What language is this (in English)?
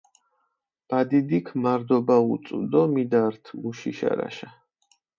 Mingrelian